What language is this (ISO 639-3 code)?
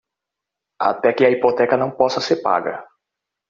por